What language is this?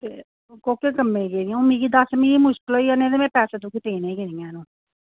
Dogri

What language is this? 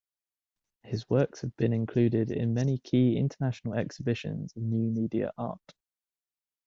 English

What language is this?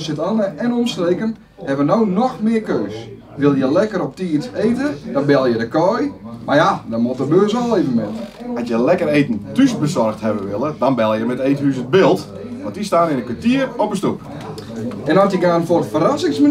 Dutch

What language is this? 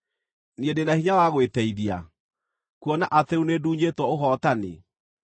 Kikuyu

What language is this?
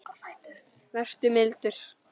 Icelandic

